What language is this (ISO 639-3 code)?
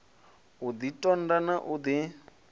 ven